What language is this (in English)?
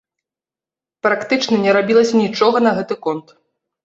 Belarusian